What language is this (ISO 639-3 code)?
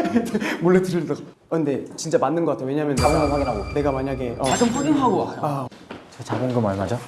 kor